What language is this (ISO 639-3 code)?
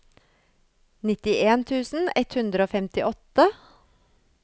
nor